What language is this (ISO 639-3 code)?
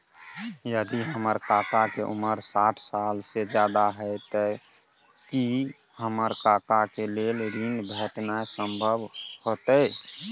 mai